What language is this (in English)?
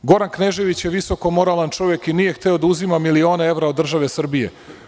Serbian